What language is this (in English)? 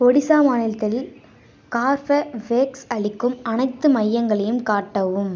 Tamil